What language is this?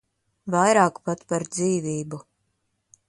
Latvian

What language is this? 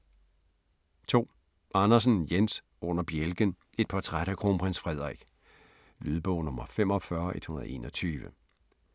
Danish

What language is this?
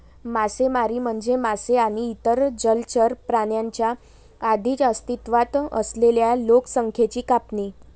Marathi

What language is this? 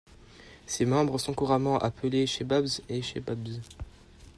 French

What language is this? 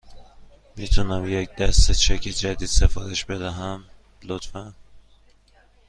Persian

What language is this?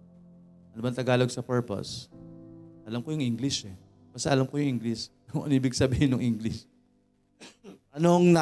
Filipino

